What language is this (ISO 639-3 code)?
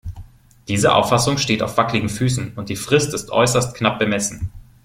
deu